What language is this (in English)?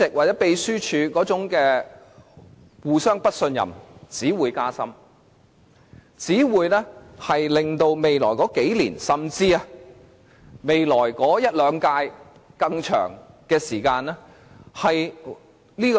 Cantonese